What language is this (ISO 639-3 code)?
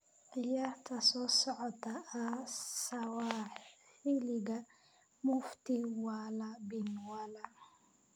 som